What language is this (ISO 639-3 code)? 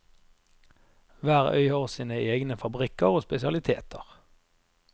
nor